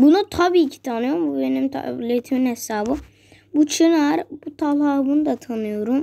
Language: Turkish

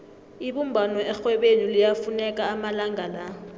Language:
South Ndebele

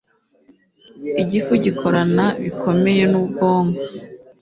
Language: Kinyarwanda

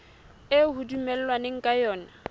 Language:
Southern Sotho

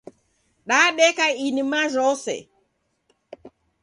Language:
Taita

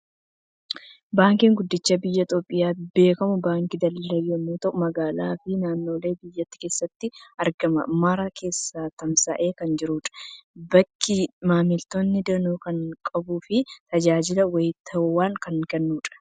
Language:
Oromo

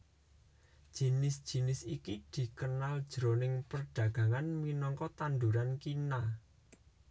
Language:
Javanese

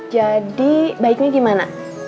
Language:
Indonesian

